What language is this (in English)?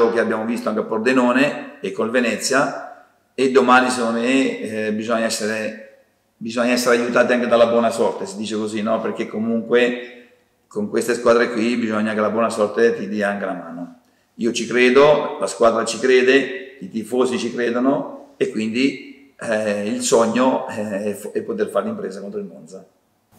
Italian